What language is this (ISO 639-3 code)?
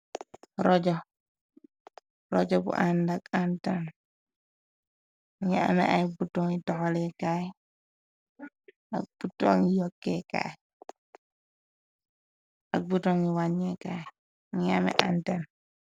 wol